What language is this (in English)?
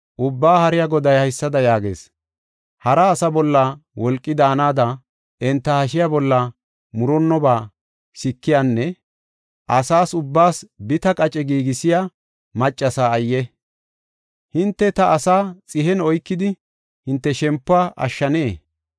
Gofa